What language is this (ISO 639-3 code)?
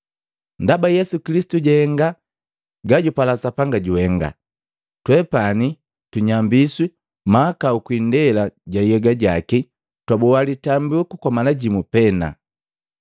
mgv